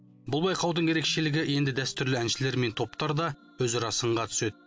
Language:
Kazakh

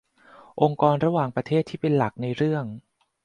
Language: Thai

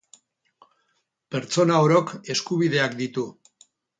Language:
Basque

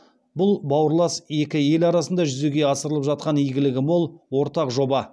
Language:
Kazakh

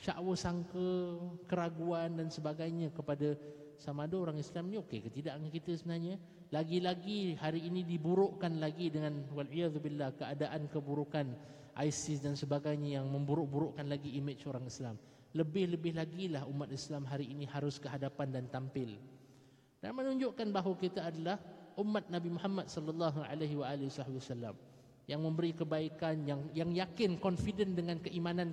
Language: Malay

